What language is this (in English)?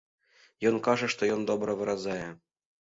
Belarusian